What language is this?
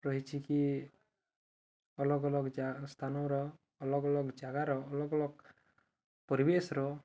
Odia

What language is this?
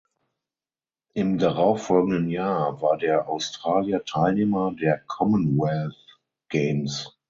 German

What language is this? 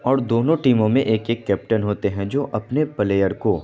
Urdu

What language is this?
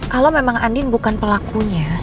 Indonesian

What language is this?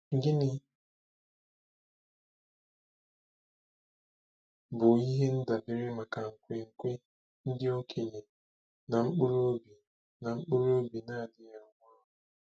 Igbo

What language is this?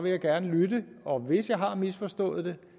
Danish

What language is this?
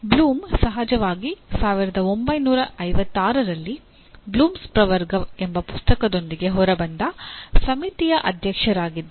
Kannada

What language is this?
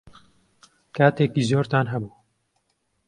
Central Kurdish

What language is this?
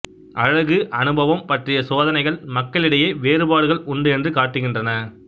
Tamil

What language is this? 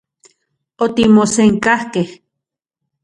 Central Puebla Nahuatl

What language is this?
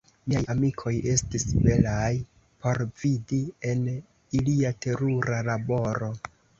Esperanto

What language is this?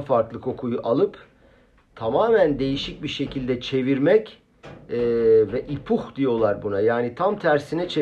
Turkish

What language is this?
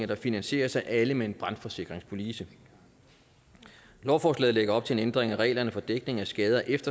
Danish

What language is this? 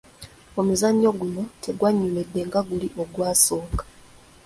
Ganda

